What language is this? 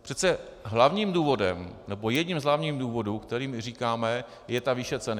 Czech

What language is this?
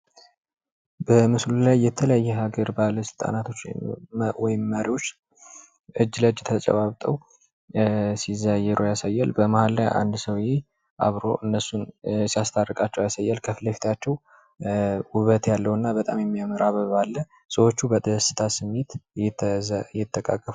Amharic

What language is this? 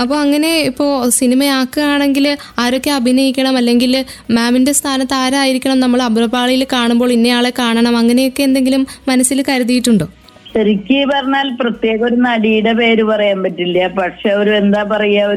Malayalam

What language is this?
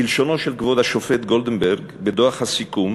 Hebrew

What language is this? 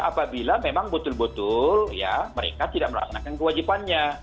Indonesian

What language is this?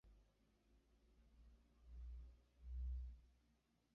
Esperanto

